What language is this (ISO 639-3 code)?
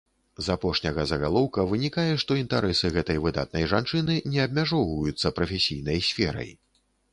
bel